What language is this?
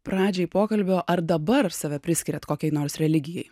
Lithuanian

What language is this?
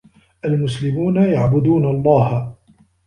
Arabic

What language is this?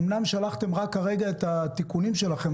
Hebrew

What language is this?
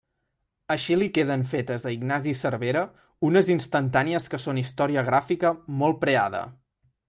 Catalan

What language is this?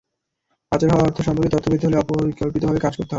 Bangla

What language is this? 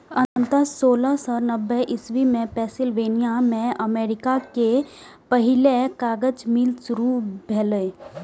Maithili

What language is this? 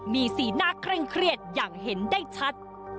Thai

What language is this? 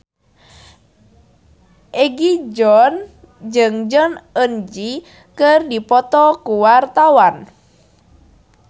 Sundanese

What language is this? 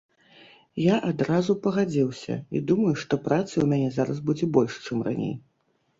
Belarusian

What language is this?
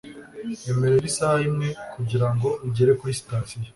Kinyarwanda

